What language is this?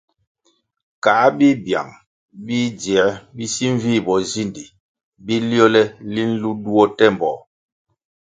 Kwasio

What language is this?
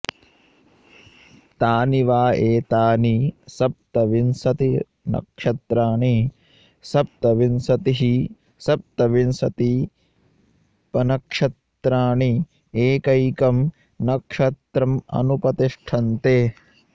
Sanskrit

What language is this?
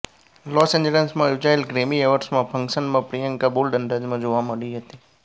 Gujarati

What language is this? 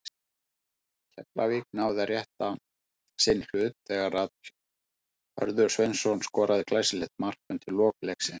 Icelandic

